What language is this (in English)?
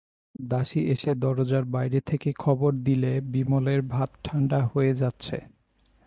Bangla